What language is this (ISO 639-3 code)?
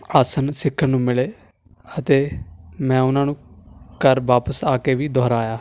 pan